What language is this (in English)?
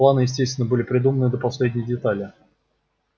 Russian